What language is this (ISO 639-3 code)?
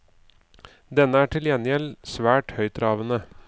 nor